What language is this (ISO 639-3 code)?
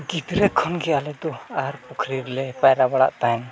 sat